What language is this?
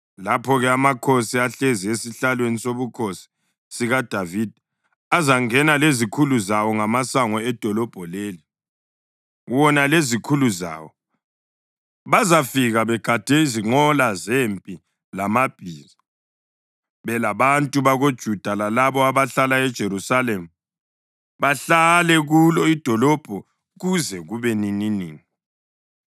North Ndebele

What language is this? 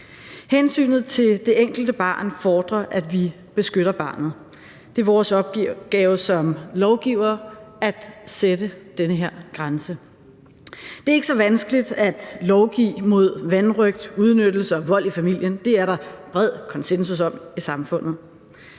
Danish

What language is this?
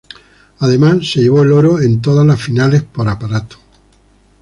Spanish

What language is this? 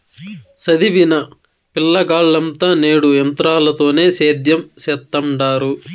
Telugu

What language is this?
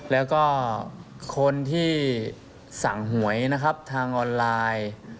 Thai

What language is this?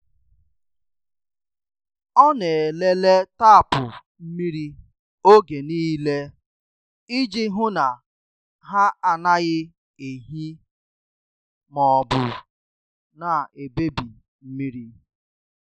Igbo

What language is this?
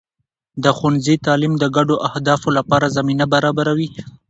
Pashto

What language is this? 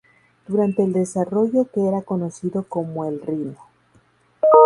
Spanish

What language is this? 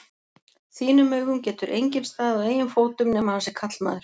Icelandic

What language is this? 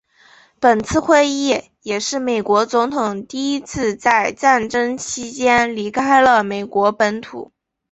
Chinese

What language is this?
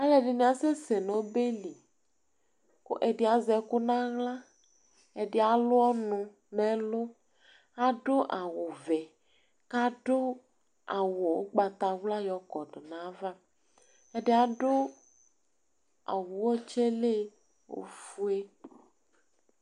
Ikposo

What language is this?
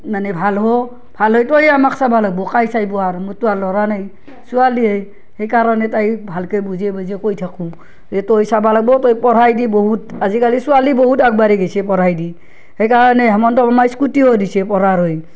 Assamese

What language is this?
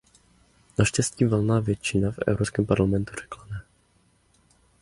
Czech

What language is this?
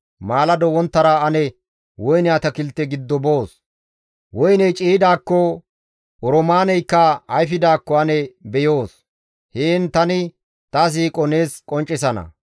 Gamo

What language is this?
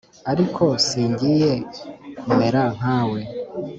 Kinyarwanda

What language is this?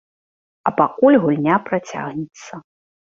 Belarusian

